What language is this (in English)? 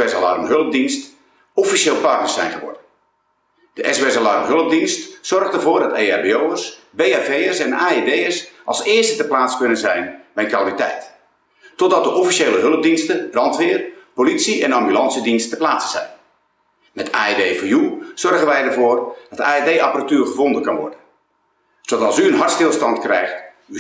Dutch